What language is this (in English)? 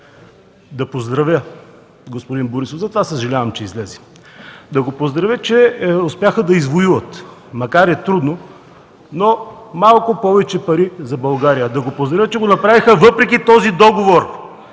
Bulgarian